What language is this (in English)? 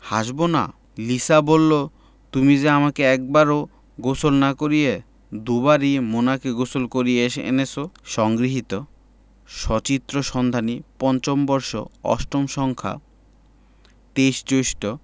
Bangla